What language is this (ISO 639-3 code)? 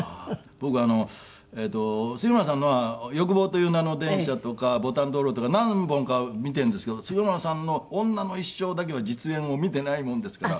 jpn